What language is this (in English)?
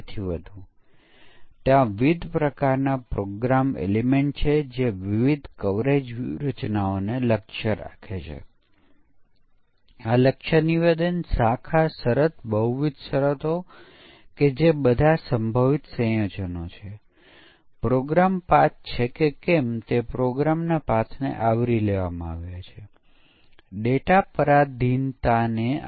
Gujarati